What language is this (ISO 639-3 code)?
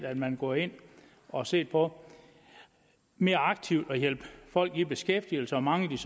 dan